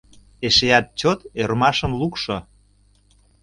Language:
Mari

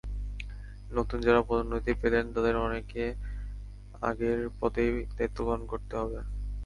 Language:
Bangla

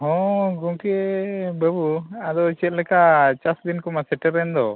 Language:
Santali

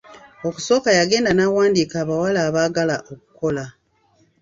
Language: Ganda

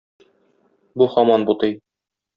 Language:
Tatar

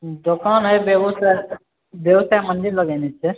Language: Maithili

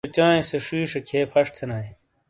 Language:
Shina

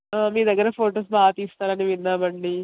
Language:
Telugu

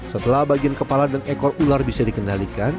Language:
Indonesian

